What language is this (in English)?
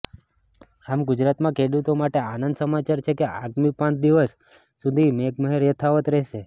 Gujarati